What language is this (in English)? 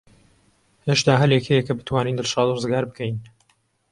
Central Kurdish